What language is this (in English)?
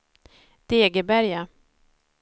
Swedish